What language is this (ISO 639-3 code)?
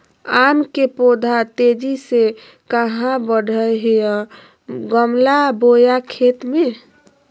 mag